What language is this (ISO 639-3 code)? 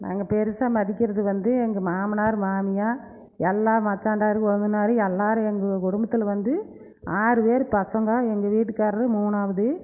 tam